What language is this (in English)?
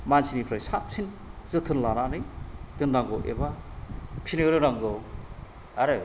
Bodo